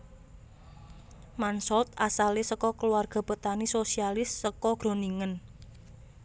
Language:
Javanese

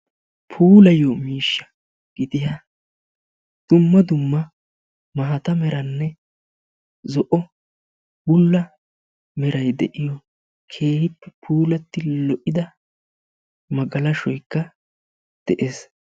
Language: Wolaytta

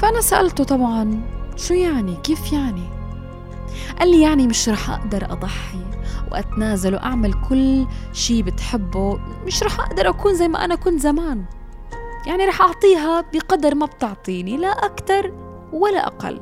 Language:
Arabic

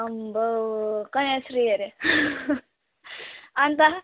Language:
Nepali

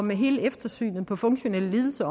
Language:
Danish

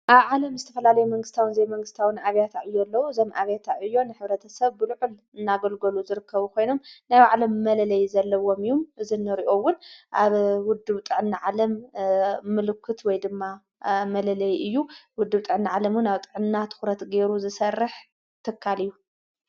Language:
Tigrinya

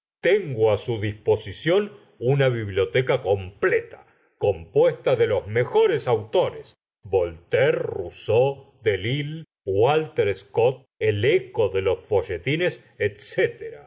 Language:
Spanish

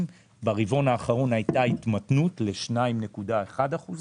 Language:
Hebrew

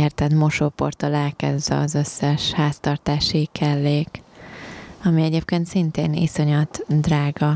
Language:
Hungarian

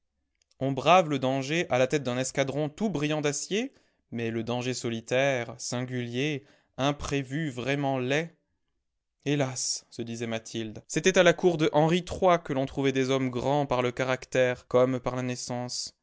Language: French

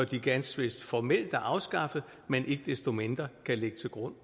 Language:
Danish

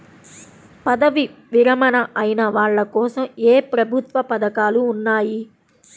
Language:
Telugu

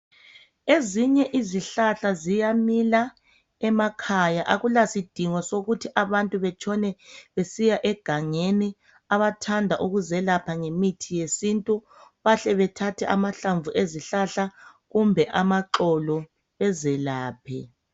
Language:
North Ndebele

